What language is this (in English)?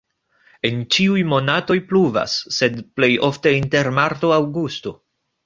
Esperanto